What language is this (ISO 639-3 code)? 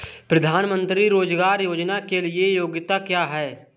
hin